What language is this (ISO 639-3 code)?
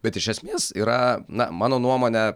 lit